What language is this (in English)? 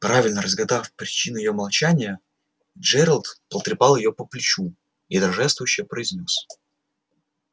Russian